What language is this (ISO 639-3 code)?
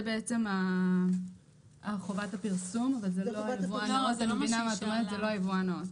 heb